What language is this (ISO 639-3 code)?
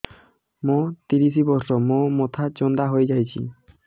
ori